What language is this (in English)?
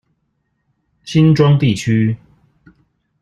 Chinese